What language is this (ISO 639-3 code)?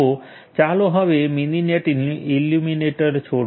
guj